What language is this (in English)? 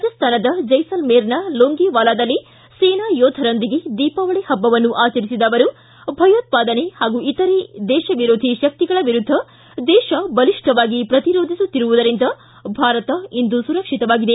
Kannada